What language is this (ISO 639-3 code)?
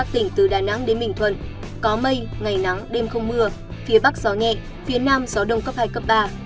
vie